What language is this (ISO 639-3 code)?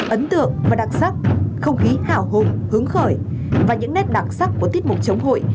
vie